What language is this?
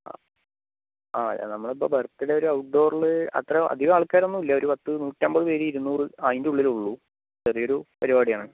Malayalam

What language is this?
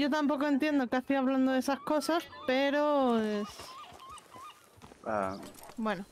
Spanish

